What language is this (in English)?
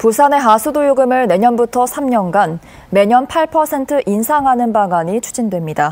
Korean